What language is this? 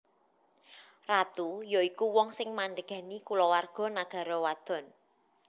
Javanese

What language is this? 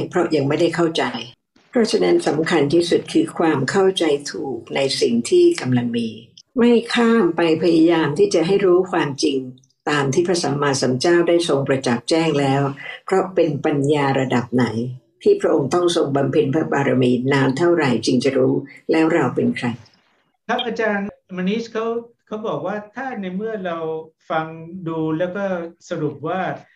Thai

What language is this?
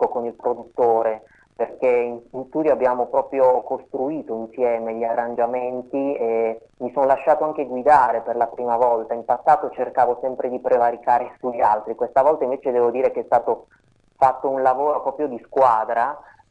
Italian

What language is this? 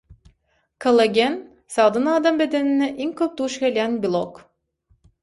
Turkmen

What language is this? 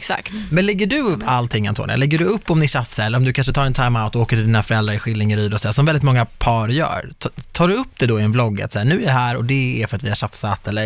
Swedish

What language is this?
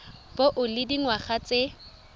Tswana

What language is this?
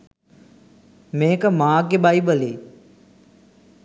Sinhala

